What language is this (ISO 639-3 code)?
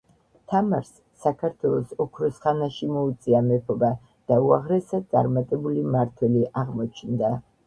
kat